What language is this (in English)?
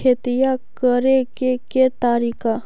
Magahi